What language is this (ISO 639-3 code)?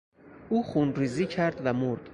fas